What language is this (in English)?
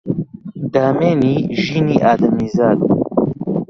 Central Kurdish